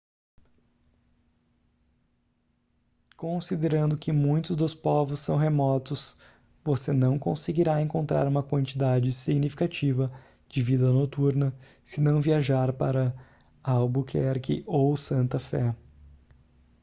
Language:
Portuguese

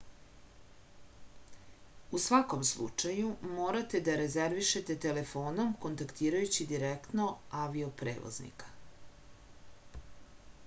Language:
Serbian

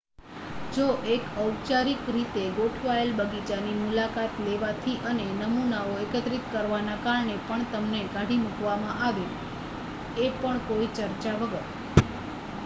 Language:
Gujarati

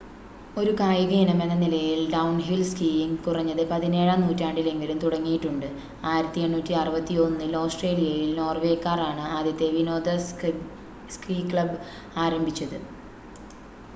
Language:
Malayalam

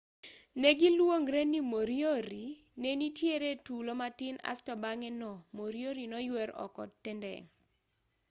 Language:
Luo (Kenya and Tanzania)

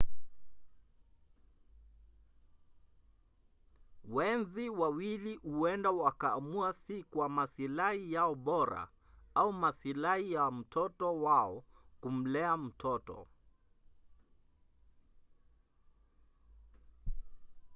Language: Swahili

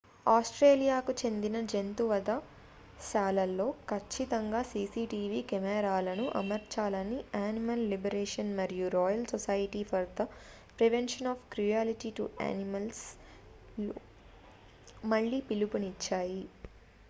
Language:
Telugu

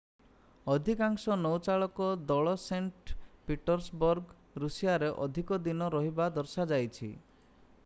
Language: Odia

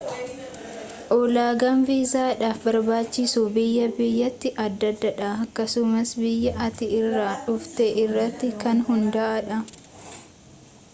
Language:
Oromo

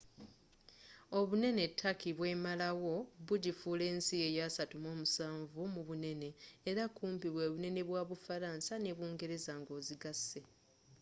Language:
Ganda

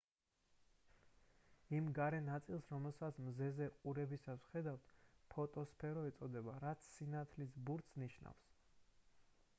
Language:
Georgian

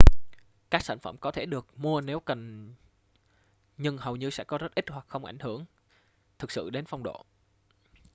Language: Vietnamese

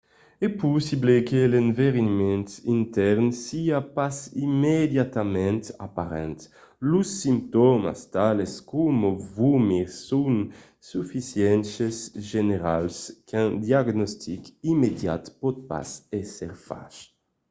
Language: Occitan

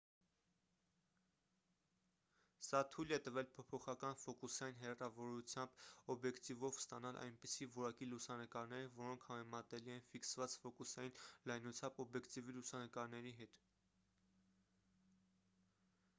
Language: Armenian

